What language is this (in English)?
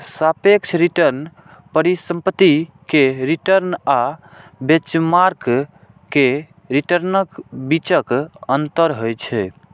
Maithili